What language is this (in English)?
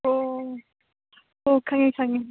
Manipuri